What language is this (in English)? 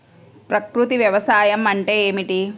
Telugu